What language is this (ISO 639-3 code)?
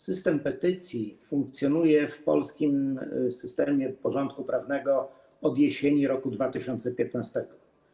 pol